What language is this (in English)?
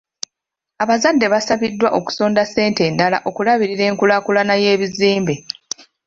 Ganda